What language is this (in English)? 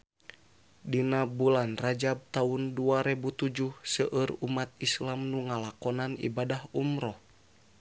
Sundanese